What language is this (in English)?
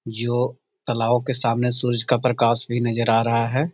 Magahi